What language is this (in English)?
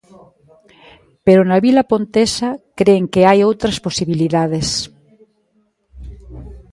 Galician